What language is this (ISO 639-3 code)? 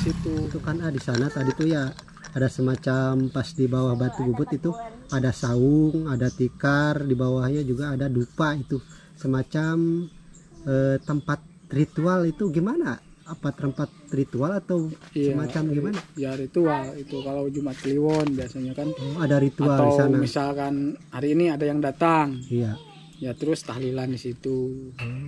ind